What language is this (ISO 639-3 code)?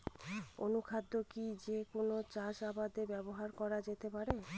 ben